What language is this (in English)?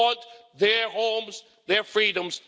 English